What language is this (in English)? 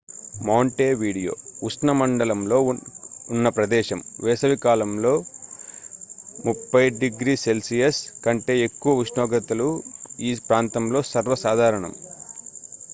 Telugu